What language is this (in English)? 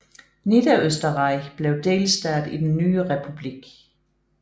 Danish